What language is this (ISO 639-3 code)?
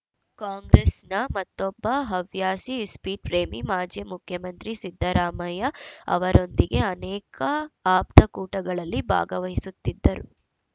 kan